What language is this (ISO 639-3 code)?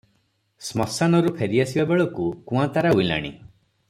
ori